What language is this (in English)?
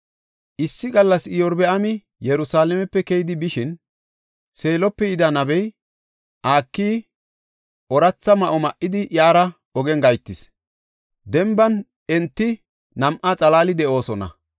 Gofa